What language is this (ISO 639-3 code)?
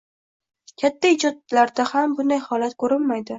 uzb